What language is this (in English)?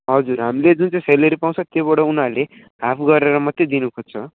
Nepali